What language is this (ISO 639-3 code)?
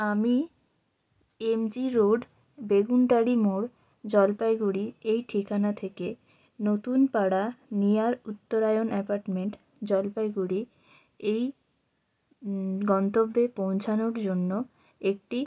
ben